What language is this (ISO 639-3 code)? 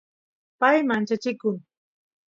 qus